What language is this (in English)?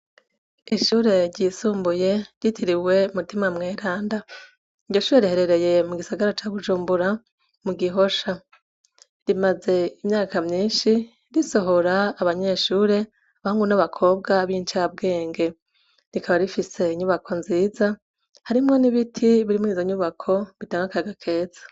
Rundi